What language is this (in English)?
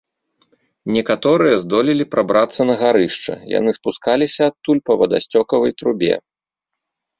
Belarusian